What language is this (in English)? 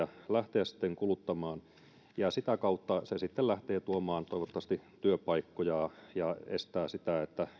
Finnish